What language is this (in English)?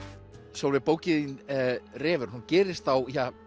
Icelandic